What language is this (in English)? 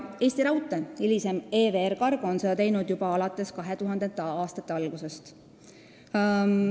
Estonian